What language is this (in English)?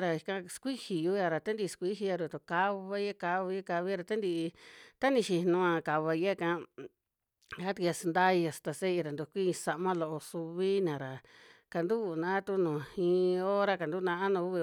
Western Juxtlahuaca Mixtec